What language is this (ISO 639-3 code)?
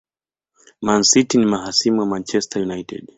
swa